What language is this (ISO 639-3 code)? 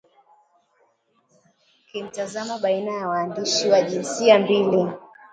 swa